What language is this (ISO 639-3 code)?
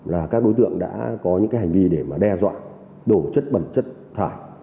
vie